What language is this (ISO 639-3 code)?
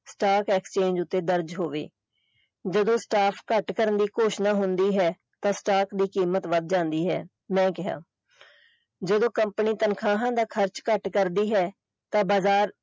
pan